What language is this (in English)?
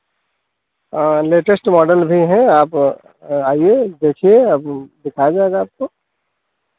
Hindi